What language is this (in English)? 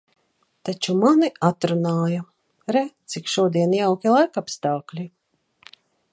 Latvian